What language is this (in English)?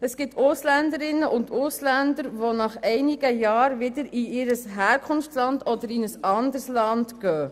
Swiss German